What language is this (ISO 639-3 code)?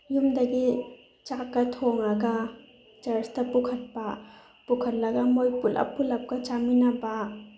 mni